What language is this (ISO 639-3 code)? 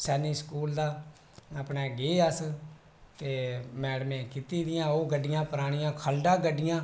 doi